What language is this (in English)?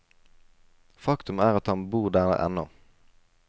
Norwegian